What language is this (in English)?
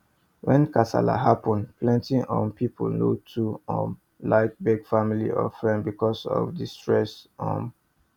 Nigerian Pidgin